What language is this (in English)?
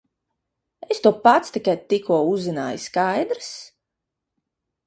Latvian